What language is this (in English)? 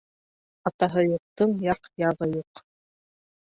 Bashkir